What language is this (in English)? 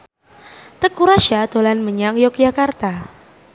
Javanese